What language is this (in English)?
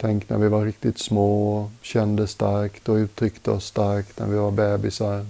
Swedish